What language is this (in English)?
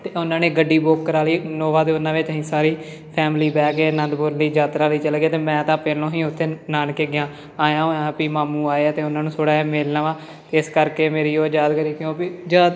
Punjabi